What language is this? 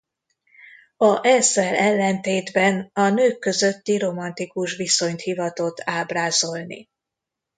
Hungarian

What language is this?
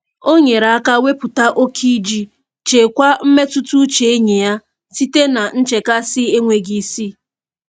Igbo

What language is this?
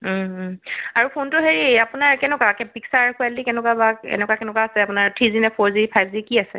Assamese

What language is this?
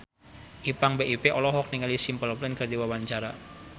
Sundanese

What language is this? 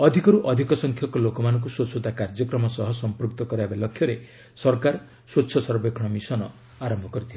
Odia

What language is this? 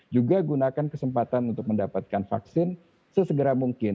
Indonesian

